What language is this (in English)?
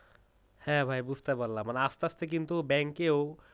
Bangla